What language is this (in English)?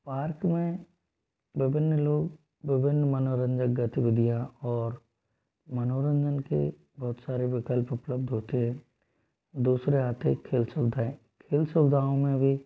Hindi